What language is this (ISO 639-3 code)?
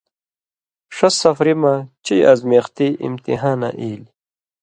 mvy